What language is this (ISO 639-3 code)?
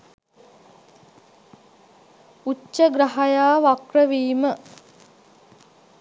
sin